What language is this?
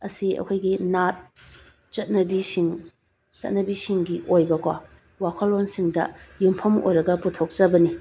Manipuri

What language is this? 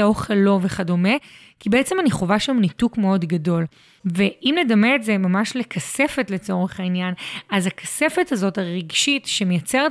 Hebrew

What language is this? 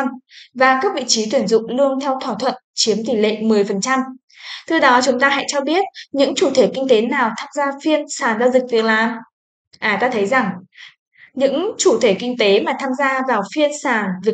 Vietnamese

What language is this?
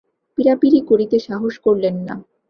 Bangla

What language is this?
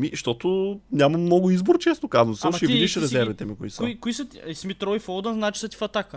Bulgarian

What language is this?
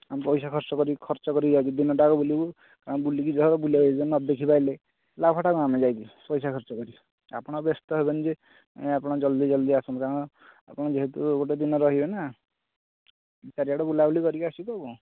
Odia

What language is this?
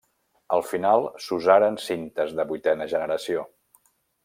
Catalan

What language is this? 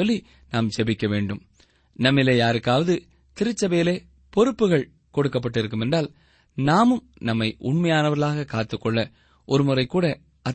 Tamil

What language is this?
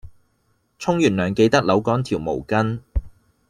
Cantonese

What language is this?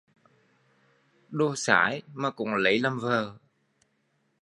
Vietnamese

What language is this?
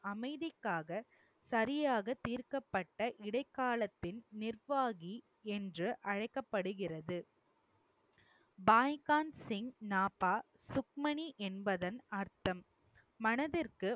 Tamil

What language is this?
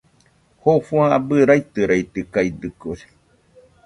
Nüpode Huitoto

